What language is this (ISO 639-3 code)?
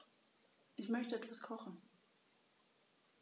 deu